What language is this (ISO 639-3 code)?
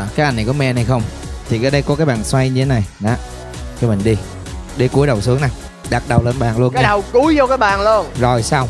vie